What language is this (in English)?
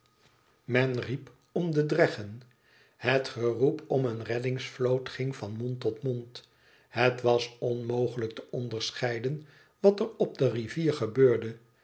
Dutch